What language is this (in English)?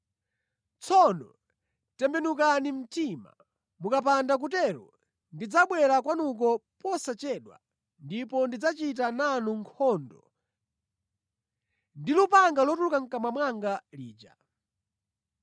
Nyanja